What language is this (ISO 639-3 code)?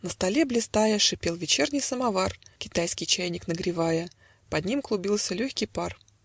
rus